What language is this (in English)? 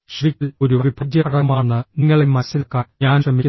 Malayalam